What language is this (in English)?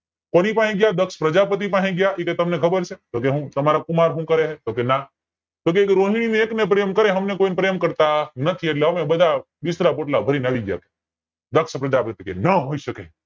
Gujarati